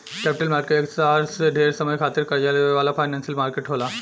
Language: Bhojpuri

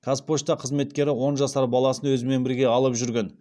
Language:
Kazakh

